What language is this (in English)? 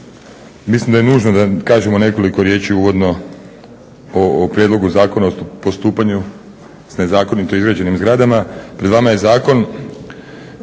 Croatian